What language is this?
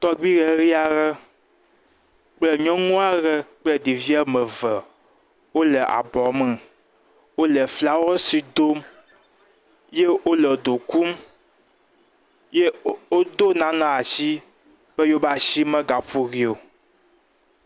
Ewe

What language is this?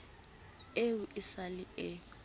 Southern Sotho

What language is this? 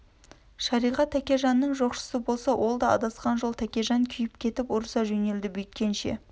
Kazakh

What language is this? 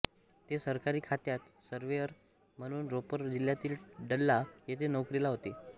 Marathi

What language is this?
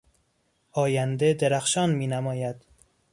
Persian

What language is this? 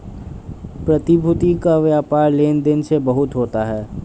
Hindi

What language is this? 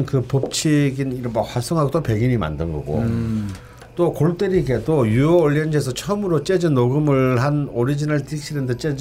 Korean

